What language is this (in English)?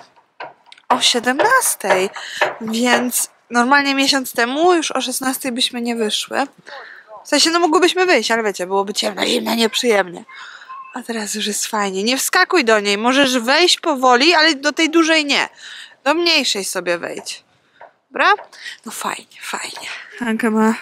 Polish